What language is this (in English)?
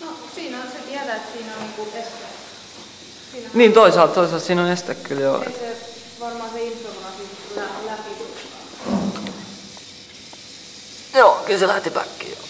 Finnish